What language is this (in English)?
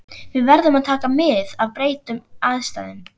Icelandic